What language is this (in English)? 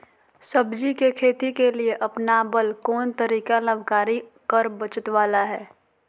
Magahi